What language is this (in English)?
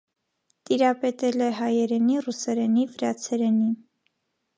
Armenian